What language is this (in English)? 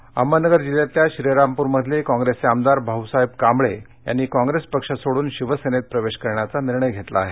Marathi